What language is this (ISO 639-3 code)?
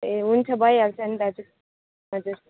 nep